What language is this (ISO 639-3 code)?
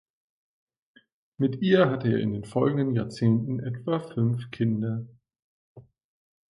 deu